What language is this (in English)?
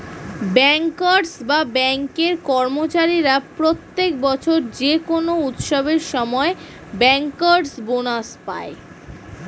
Bangla